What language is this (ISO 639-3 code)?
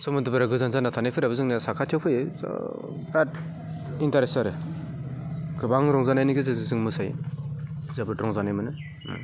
brx